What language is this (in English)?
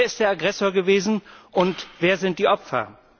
German